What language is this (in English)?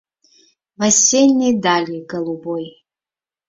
Mari